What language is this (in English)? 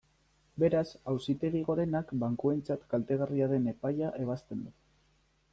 Basque